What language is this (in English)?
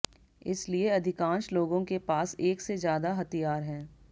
Hindi